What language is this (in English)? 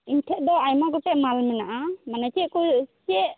Santali